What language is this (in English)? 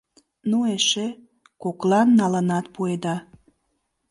Mari